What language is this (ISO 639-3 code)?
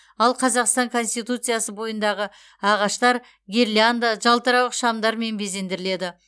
kaz